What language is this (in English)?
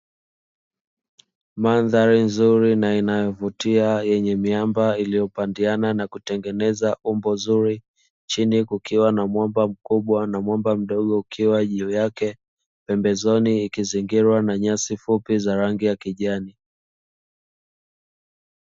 Swahili